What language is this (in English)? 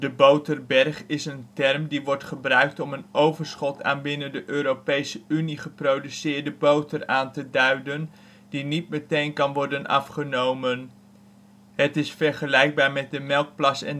Dutch